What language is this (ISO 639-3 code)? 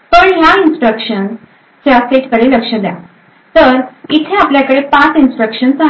mar